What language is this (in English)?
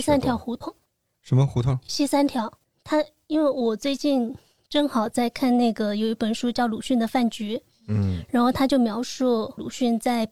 Chinese